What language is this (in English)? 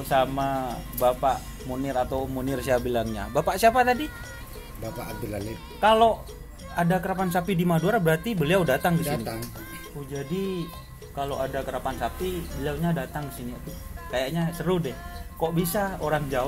Indonesian